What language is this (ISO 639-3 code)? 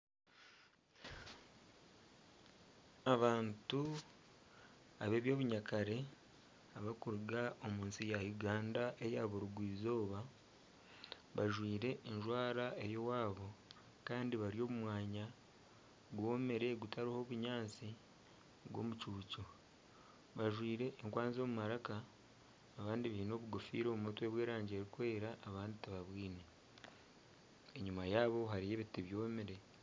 nyn